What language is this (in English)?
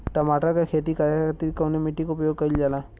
Bhojpuri